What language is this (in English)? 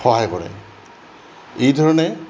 Assamese